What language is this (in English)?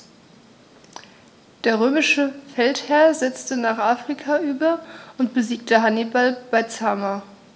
German